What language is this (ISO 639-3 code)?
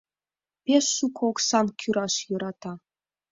chm